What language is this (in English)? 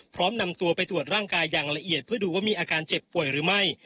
Thai